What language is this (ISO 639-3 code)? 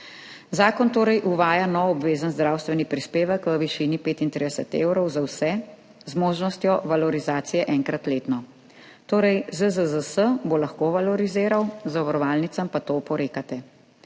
slv